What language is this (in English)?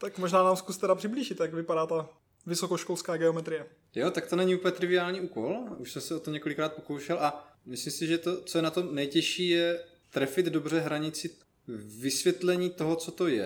Czech